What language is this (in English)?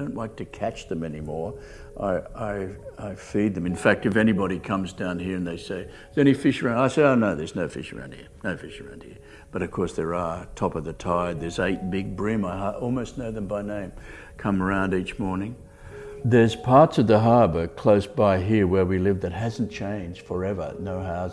English